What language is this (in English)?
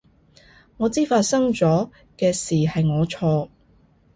Cantonese